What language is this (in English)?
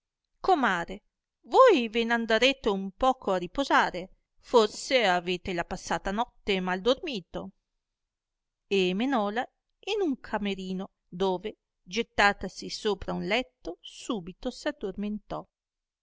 Italian